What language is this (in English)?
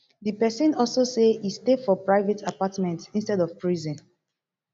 Nigerian Pidgin